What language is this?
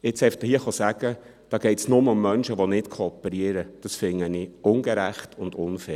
Swiss German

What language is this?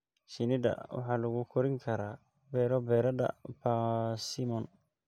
Somali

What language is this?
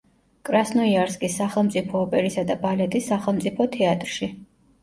Georgian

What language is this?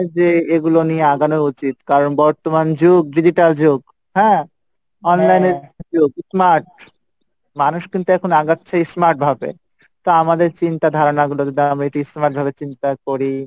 Bangla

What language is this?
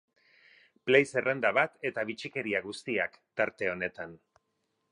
Basque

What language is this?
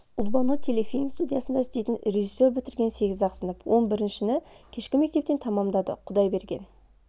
Kazakh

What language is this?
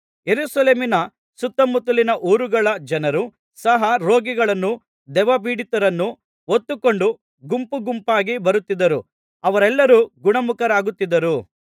Kannada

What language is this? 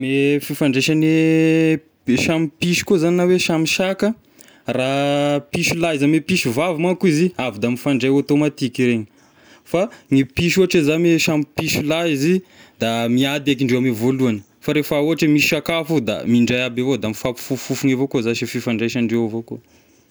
Tesaka Malagasy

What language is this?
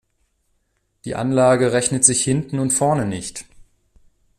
German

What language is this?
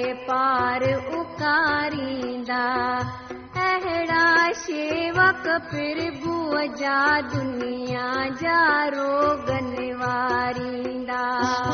Hindi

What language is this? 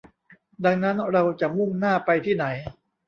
Thai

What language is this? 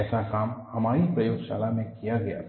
Hindi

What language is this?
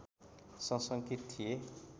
Nepali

